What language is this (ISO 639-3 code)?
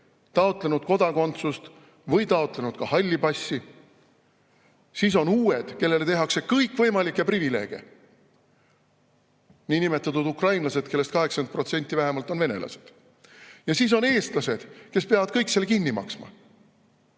est